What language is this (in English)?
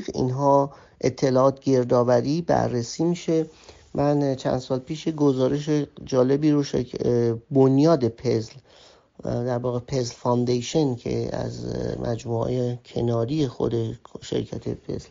Persian